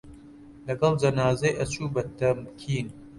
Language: Central Kurdish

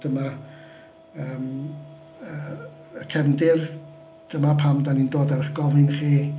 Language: Welsh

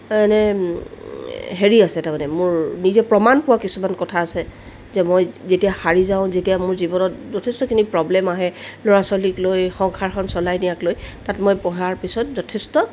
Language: Assamese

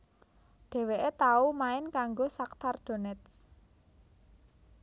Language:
Javanese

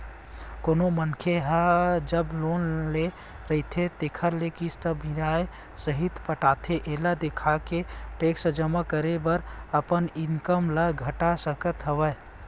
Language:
Chhattisgarhi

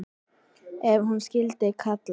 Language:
Icelandic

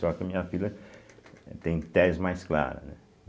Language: Portuguese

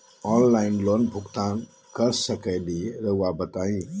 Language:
Magahi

